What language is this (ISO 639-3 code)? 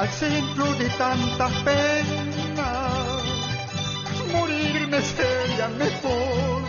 spa